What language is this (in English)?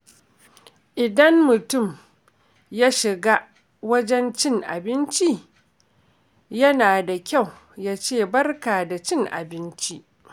Hausa